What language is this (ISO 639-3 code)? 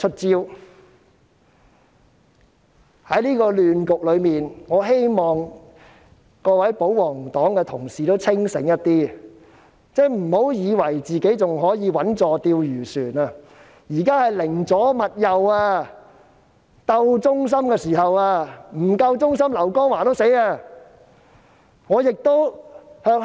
yue